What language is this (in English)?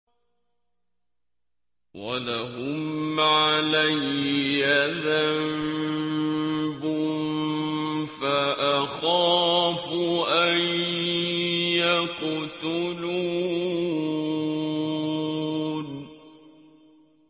Arabic